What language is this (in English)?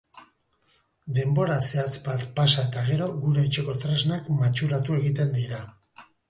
Basque